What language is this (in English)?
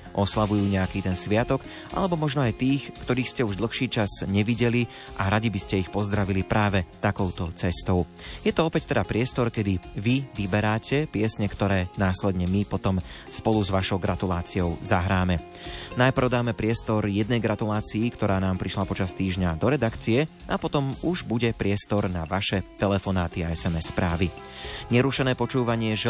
Slovak